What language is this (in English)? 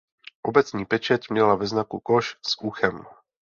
Czech